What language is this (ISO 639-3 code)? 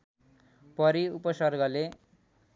nep